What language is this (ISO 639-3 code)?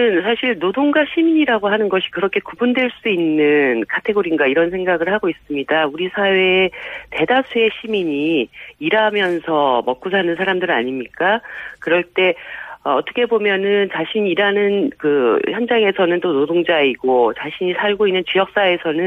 kor